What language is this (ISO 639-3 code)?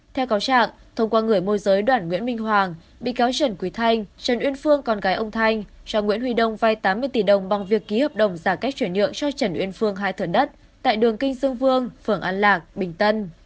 vie